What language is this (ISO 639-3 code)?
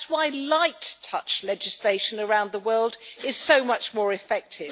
eng